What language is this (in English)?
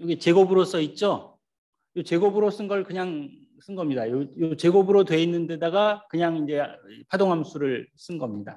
Korean